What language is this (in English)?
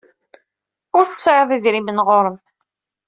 Kabyle